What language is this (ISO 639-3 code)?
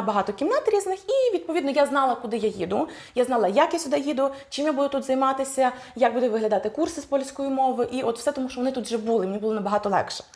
ukr